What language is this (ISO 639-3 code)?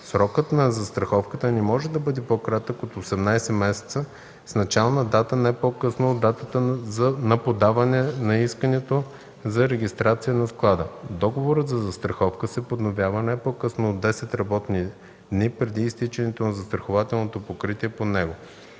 bul